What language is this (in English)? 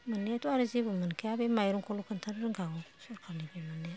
Bodo